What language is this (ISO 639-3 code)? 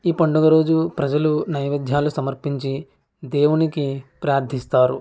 tel